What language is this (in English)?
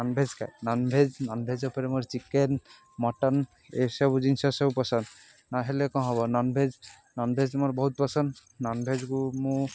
Odia